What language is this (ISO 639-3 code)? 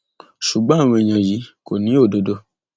yor